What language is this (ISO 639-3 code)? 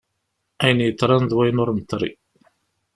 kab